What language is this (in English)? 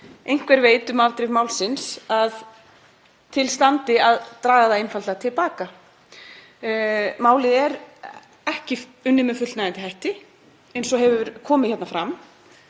Icelandic